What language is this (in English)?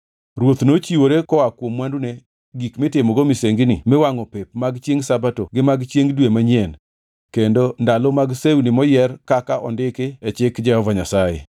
Luo (Kenya and Tanzania)